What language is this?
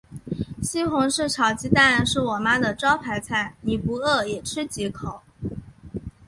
Chinese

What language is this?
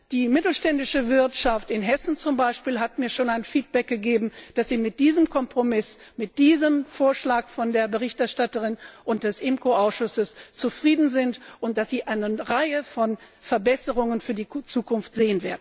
German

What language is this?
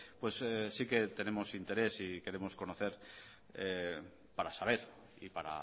Spanish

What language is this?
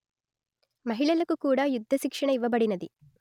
Telugu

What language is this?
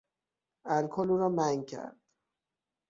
Persian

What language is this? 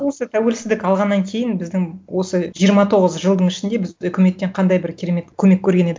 Kazakh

